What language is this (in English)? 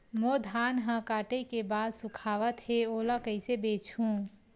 Chhattisgarhi